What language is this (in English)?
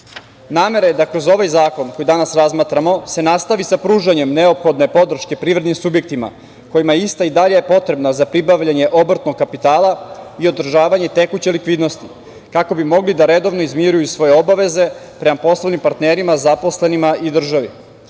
Serbian